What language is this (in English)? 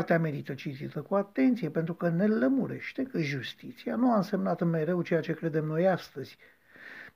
Romanian